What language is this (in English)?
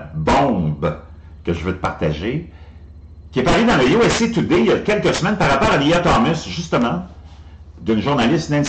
French